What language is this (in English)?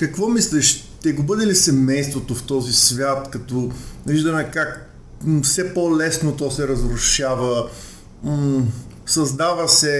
Bulgarian